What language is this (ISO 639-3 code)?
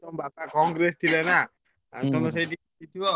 ori